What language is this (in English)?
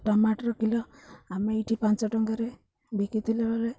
Odia